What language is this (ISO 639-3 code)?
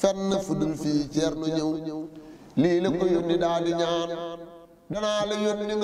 ind